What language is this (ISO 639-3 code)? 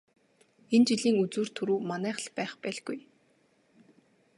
mon